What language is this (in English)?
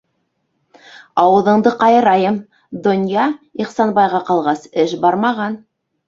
Bashkir